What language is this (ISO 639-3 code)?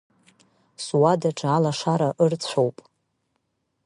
abk